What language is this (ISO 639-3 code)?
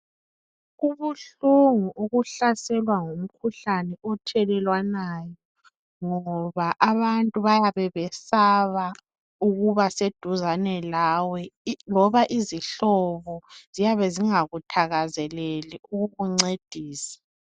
nde